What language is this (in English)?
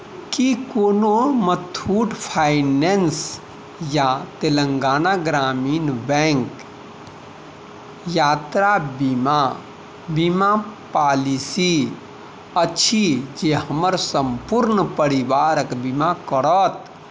Maithili